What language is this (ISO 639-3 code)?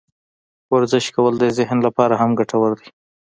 pus